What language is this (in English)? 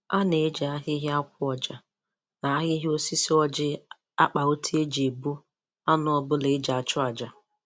Igbo